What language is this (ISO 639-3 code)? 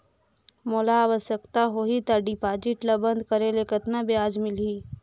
hne